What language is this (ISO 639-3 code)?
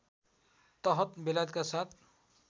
nep